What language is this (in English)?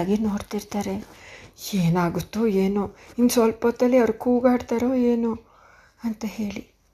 Kannada